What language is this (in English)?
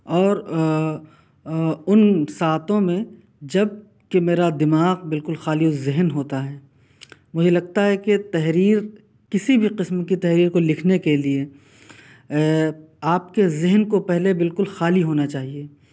Urdu